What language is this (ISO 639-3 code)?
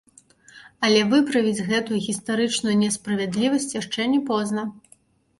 bel